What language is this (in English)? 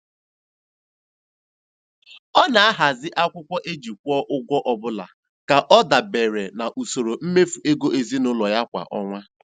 Igbo